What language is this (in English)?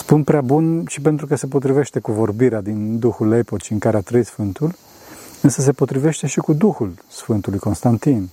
Romanian